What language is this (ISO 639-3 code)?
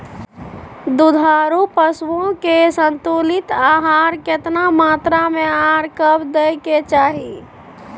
mai